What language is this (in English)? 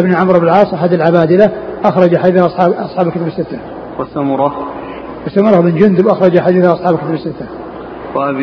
Arabic